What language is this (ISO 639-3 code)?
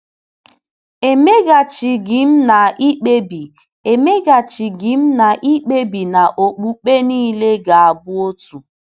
ibo